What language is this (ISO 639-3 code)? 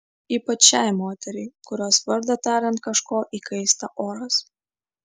lit